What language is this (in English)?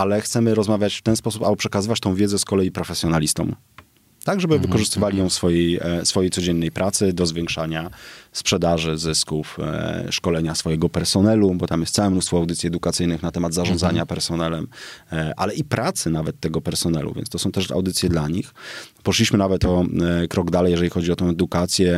Polish